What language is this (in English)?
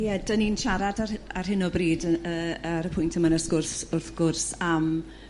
Welsh